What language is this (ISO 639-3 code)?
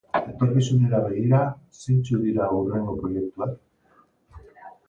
eus